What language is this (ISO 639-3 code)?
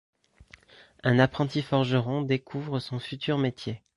fra